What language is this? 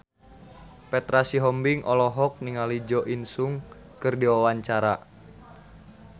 Sundanese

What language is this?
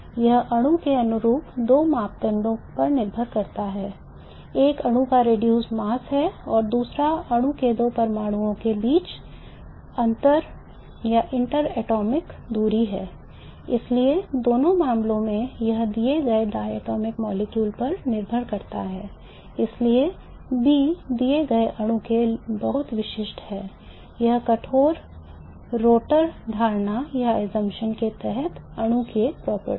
Hindi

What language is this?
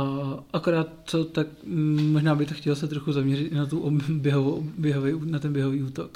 Czech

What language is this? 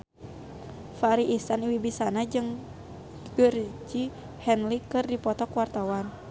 Sundanese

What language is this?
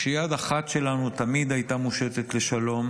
Hebrew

